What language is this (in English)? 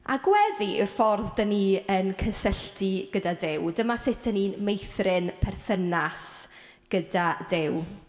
Welsh